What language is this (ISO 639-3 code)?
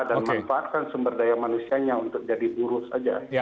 ind